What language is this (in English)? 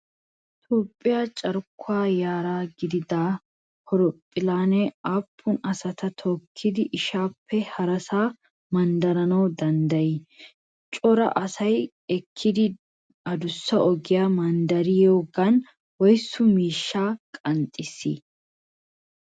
Wolaytta